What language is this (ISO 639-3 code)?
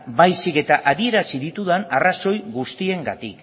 eus